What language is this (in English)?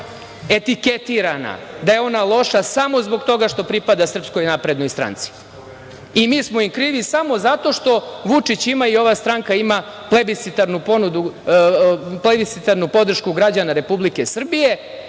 Serbian